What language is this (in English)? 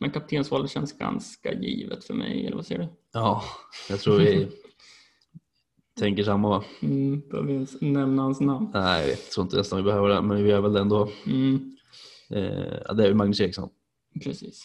Swedish